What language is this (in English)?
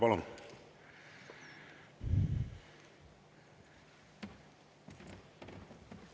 Estonian